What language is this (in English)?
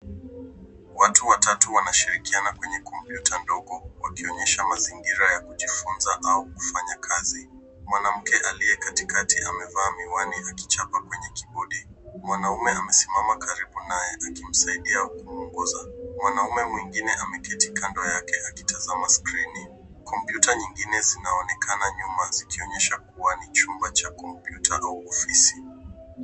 Swahili